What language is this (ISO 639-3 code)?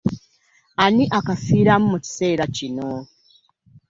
lug